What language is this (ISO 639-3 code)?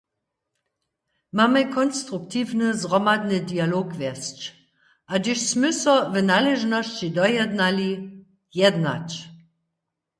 hsb